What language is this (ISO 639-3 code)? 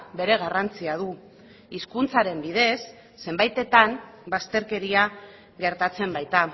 eus